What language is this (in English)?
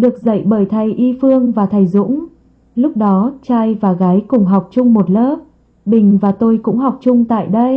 Vietnamese